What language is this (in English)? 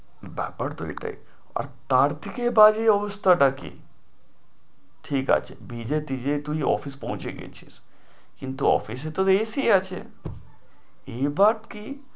Bangla